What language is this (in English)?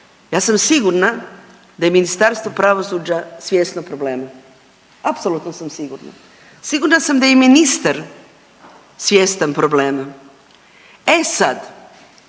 Croatian